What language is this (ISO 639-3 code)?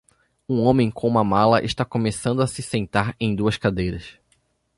por